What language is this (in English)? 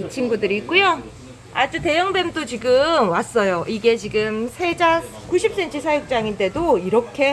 Korean